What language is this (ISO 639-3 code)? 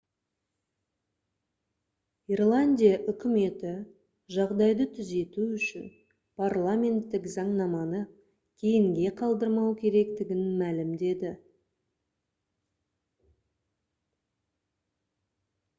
kaz